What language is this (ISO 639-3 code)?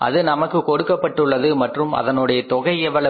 tam